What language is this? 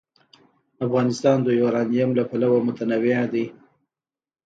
Pashto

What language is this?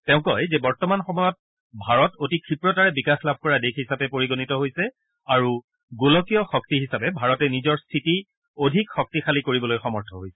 Assamese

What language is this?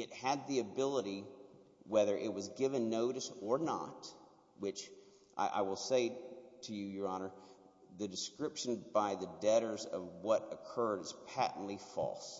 English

